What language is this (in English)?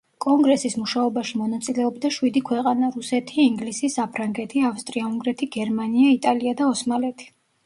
Georgian